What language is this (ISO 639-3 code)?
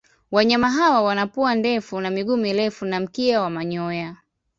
swa